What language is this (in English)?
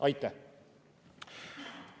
Estonian